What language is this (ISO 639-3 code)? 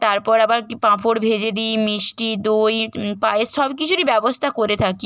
ben